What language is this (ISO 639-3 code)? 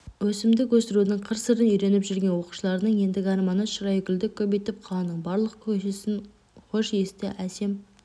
kaz